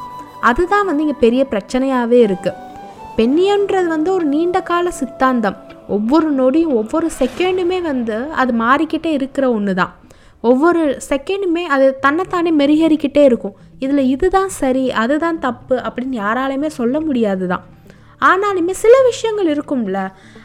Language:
Tamil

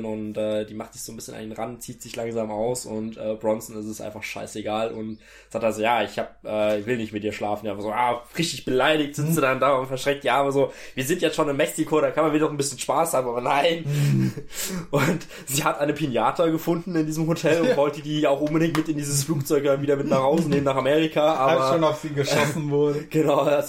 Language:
German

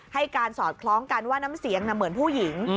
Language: Thai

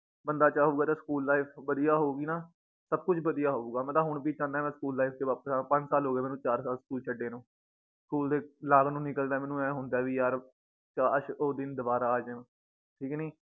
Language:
Punjabi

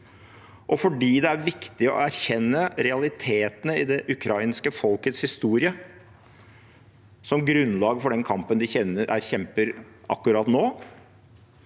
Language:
Norwegian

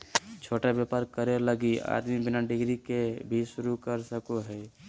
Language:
Magahi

